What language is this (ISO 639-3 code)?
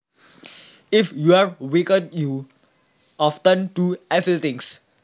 jav